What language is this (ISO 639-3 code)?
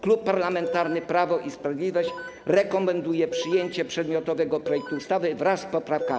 pol